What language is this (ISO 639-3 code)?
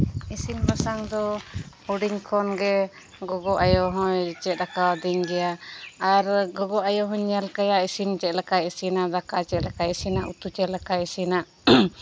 sat